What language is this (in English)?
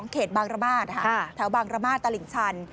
Thai